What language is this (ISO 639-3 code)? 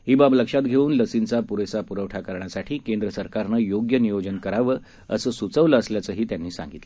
mar